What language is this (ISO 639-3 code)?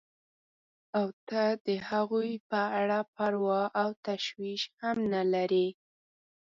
pus